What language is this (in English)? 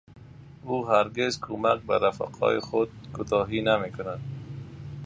Persian